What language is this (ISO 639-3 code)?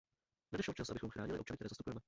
ces